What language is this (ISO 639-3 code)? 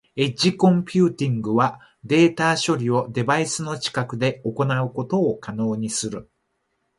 jpn